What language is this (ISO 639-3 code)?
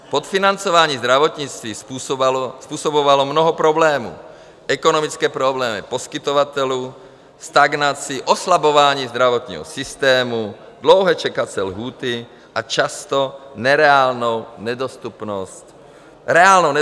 ces